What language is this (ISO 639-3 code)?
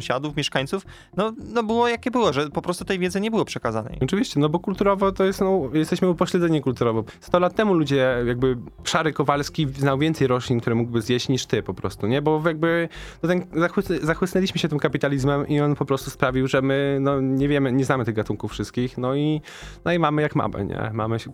pol